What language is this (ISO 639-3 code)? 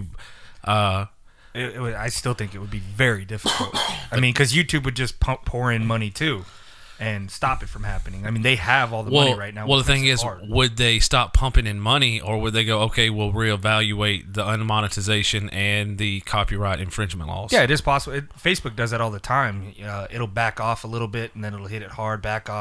eng